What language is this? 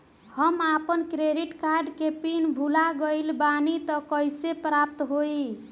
Bhojpuri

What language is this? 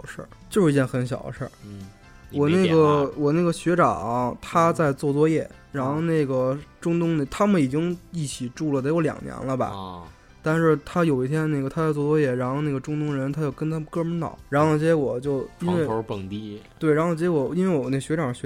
Chinese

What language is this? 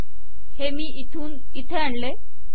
Marathi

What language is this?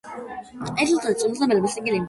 Georgian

